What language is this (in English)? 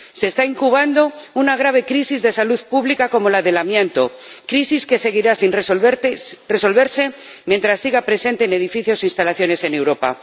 Spanish